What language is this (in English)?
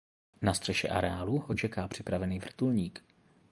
Czech